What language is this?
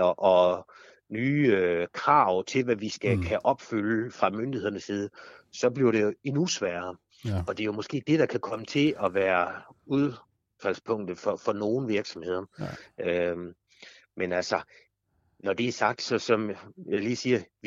Danish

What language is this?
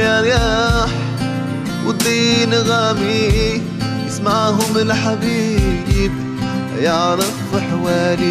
Arabic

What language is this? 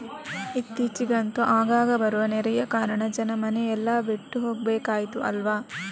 Kannada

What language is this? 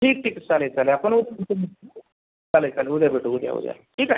Marathi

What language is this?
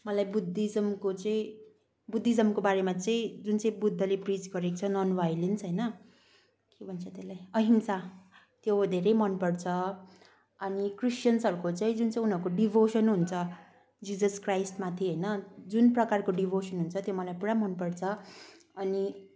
Nepali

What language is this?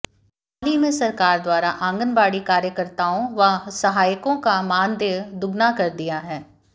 Hindi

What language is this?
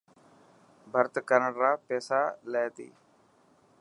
Dhatki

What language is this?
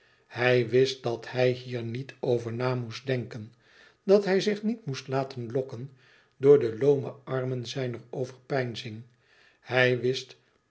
Dutch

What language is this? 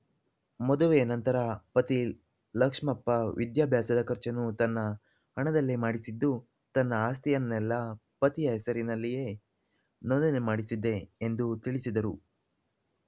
Kannada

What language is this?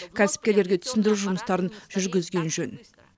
Kazakh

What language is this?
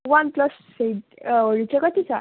Nepali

